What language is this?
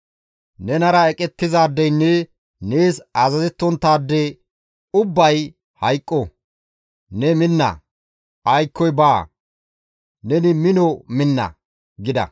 Gamo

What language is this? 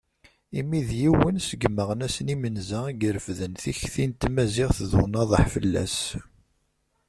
Kabyle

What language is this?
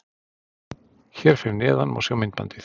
Icelandic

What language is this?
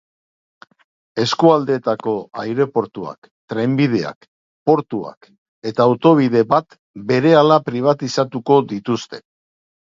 Basque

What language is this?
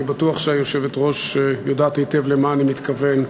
Hebrew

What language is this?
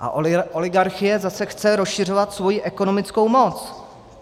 Czech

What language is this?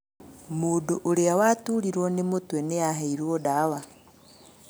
Kikuyu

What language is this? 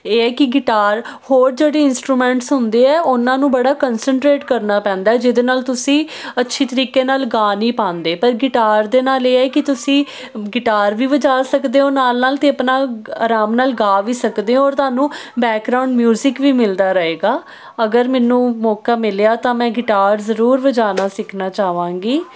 Punjabi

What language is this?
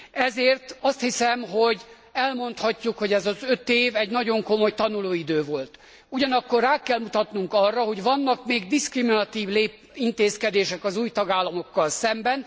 Hungarian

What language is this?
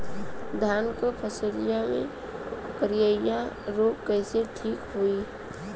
Bhojpuri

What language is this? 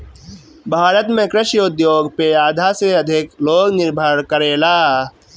Bhojpuri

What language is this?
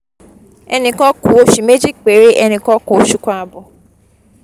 Yoruba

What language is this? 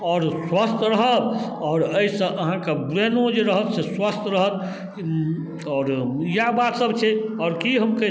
Maithili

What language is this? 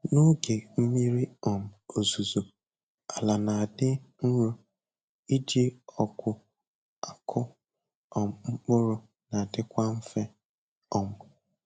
Igbo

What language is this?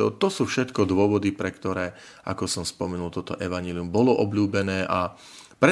Slovak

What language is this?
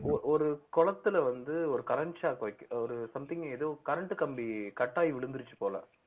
Tamil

